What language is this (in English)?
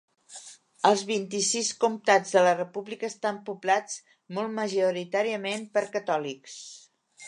Catalan